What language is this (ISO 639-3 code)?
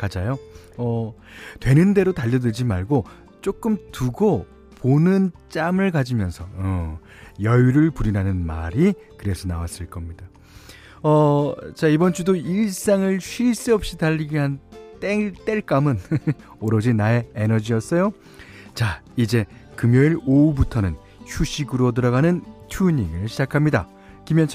kor